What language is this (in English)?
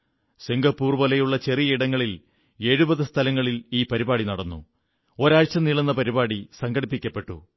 Malayalam